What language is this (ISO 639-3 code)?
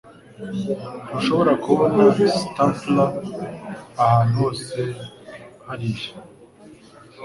kin